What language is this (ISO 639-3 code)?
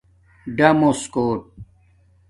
dmk